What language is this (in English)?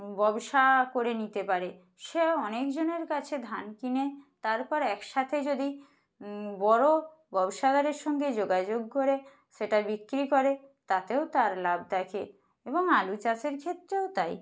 Bangla